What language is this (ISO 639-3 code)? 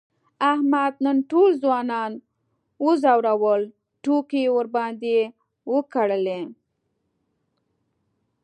pus